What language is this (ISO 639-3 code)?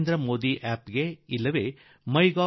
kan